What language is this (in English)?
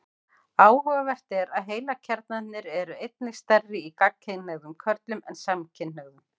Icelandic